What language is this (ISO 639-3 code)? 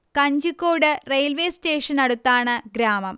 mal